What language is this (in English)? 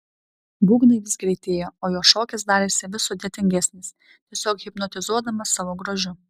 Lithuanian